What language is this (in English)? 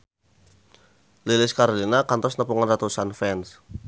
Sundanese